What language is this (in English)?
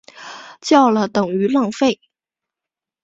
Chinese